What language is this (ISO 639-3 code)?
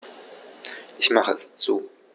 deu